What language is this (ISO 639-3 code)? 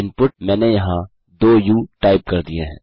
hin